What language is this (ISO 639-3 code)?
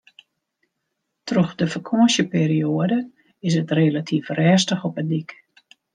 fry